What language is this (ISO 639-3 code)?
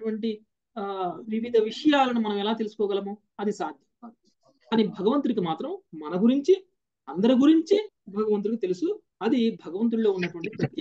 tel